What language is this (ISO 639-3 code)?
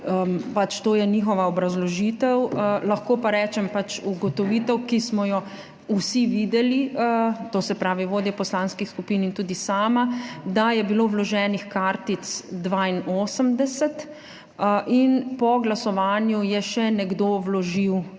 slv